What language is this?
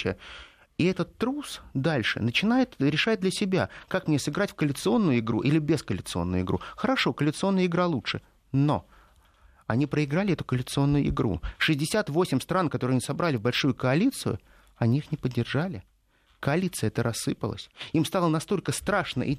Russian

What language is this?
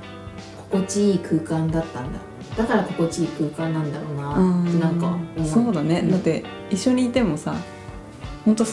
Japanese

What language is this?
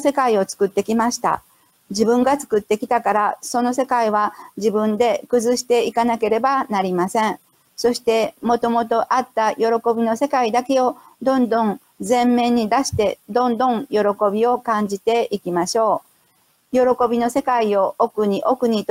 Japanese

